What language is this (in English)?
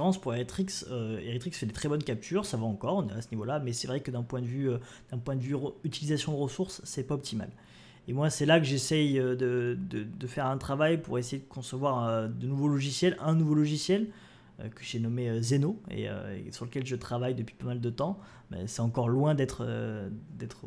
French